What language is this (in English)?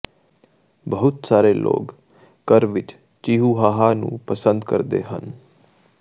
Punjabi